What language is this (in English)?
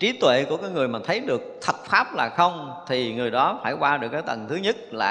Vietnamese